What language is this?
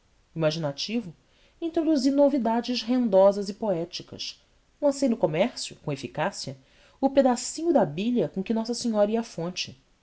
Portuguese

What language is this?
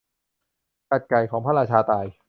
Thai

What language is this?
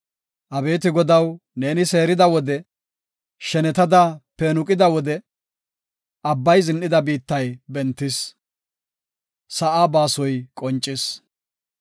Gofa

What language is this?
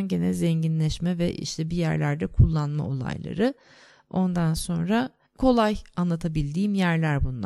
Turkish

